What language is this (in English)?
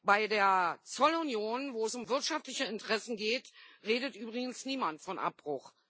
German